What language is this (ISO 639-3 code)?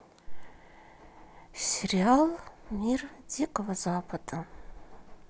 rus